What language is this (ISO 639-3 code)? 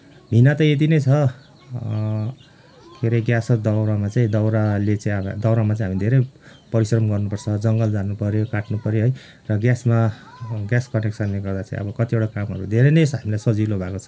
nep